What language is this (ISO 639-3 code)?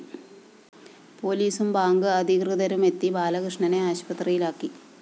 mal